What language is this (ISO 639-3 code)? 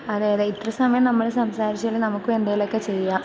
mal